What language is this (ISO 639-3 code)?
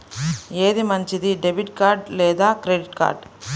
tel